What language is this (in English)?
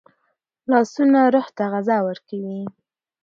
Pashto